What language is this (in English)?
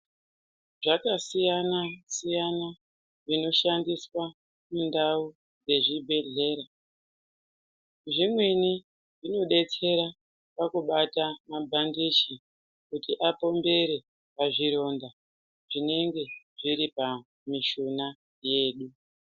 Ndau